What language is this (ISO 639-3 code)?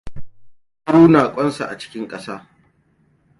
hau